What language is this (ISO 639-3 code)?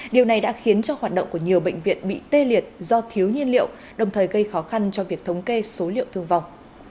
vie